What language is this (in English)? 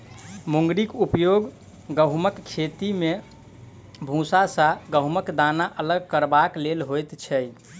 Maithili